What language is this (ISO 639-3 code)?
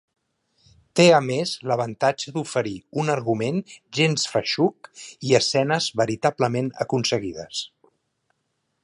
cat